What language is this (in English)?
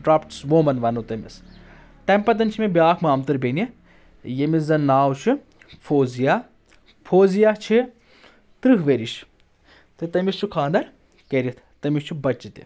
Kashmiri